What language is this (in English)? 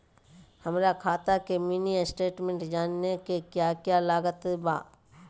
Magahi